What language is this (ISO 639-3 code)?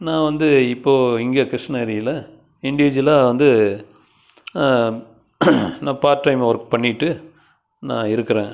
tam